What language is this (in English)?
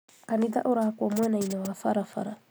Kikuyu